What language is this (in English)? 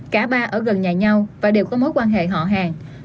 Vietnamese